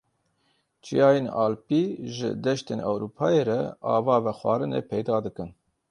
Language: Kurdish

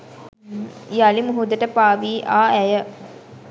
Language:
Sinhala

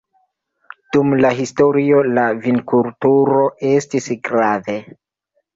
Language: Esperanto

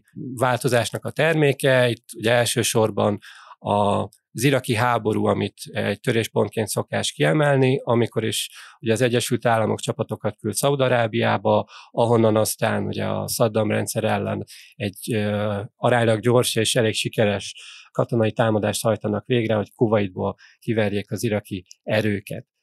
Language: Hungarian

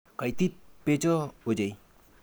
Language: Kalenjin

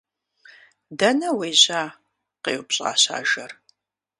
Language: Kabardian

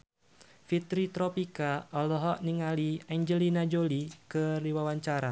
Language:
Sundanese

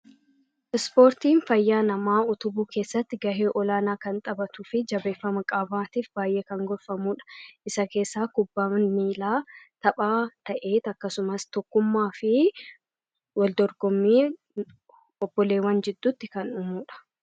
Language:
Oromo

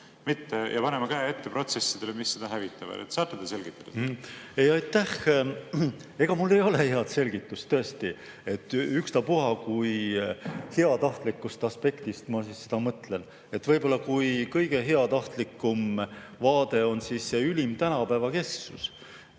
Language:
Estonian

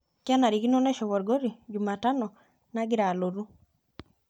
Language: Masai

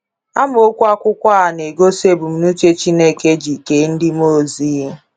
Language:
Igbo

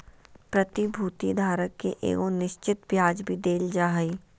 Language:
Magahi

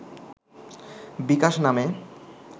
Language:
Bangla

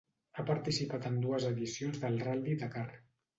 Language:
Catalan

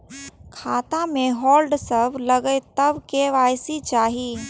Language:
Maithili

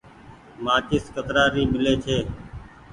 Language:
Goaria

